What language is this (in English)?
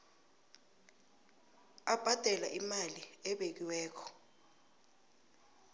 South Ndebele